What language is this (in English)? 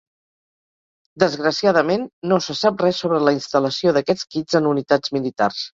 Catalan